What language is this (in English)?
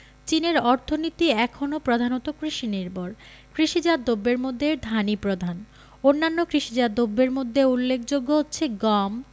Bangla